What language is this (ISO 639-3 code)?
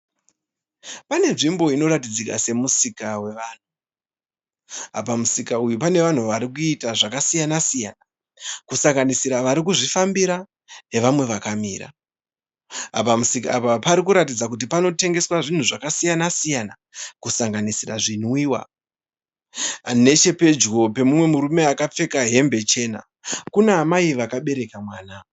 sna